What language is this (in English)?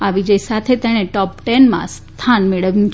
Gujarati